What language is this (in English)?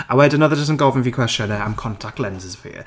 Welsh